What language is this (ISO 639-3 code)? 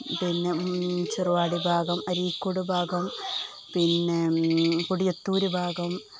mal